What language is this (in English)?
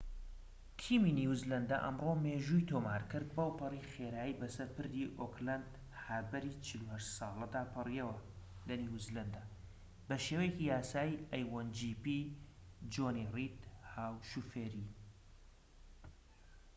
Central Kurdish